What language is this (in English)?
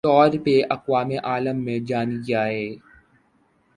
Urdu